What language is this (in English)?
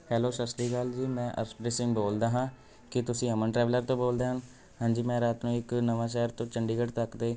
Punjabi